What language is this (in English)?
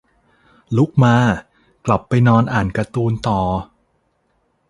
Thai